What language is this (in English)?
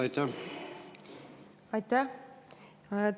Estonian